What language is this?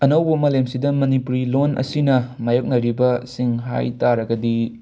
Manipuri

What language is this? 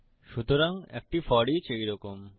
Bangla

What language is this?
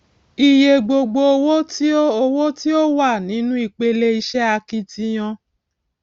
Yoruba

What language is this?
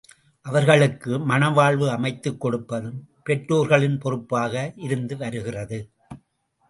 Tamil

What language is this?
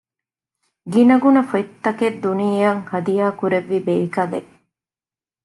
Divehi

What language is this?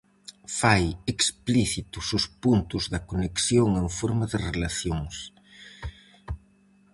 Galician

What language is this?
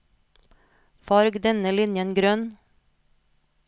Norwegian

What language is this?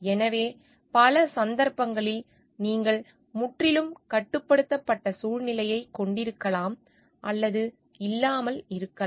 Tamil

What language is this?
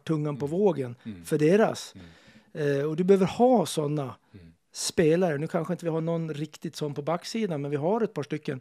Swedish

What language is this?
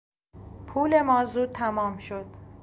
Persian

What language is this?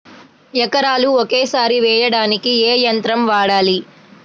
Telugu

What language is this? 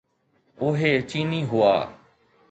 Sindhi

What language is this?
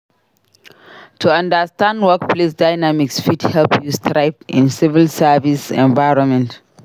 Nigerian Pidgin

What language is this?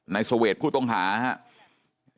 Thai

